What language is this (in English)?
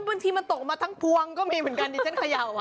Thai